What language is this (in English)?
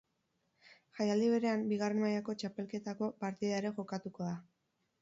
Basque